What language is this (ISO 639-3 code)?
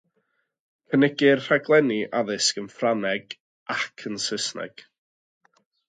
cym